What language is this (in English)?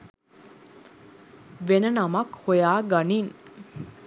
Sinhala